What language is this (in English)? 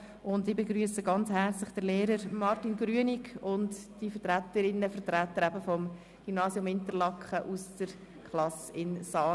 Swiss German